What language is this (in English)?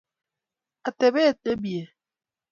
Kalenjin